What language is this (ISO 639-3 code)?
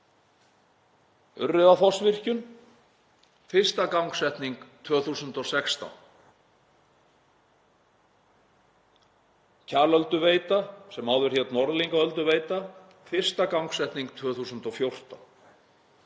isl